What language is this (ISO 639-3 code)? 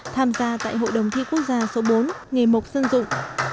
vie